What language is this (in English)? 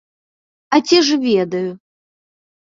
Belarusian